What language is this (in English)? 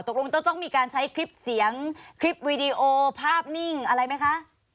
Thai